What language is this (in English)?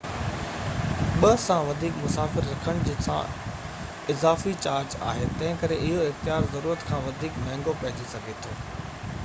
Sindhi